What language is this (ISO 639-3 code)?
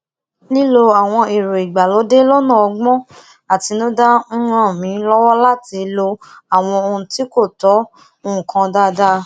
yor